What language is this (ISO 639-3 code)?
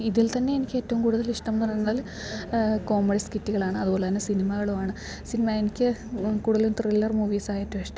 mal